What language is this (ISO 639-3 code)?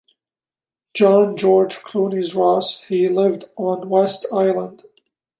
eng